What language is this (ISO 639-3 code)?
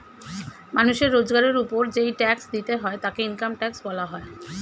ben